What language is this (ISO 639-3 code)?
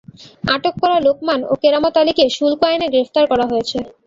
ben